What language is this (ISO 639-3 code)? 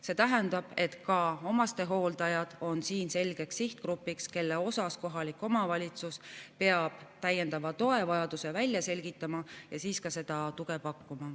est